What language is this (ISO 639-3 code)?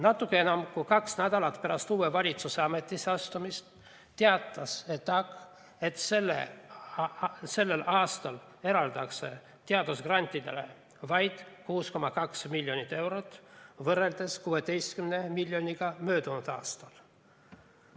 est